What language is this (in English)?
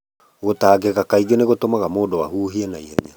Kikuyu